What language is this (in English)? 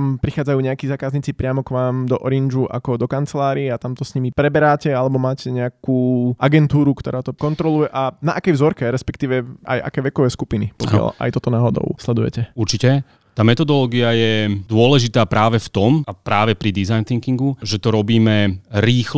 Slovak